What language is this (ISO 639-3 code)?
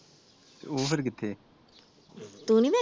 pan